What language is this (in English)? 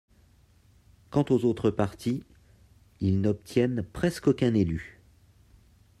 French